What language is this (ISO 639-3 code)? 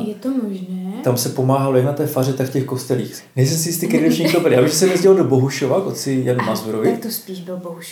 ces